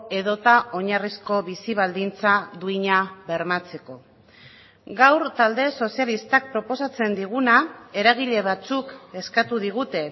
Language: Basque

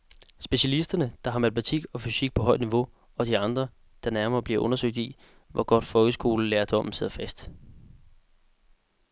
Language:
Danish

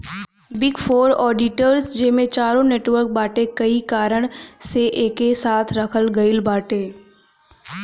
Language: Bhojpuri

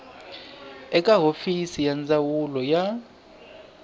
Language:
Tsonga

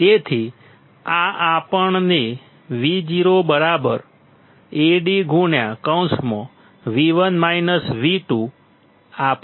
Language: Gujarati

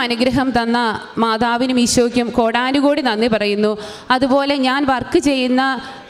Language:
Malayalam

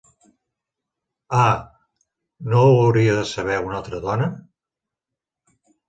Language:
Catalan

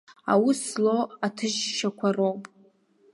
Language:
Abkhazian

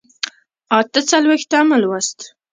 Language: Pashto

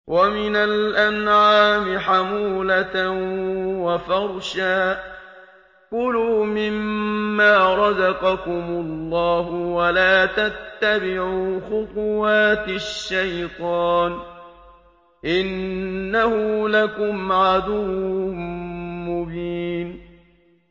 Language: Arabic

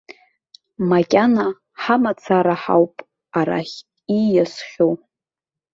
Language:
Abkhazian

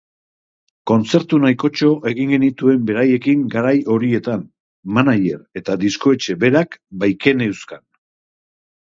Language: Basque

